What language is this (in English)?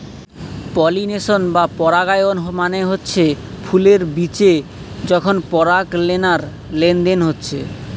Bangla